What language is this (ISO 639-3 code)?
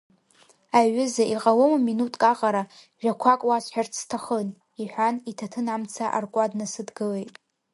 abk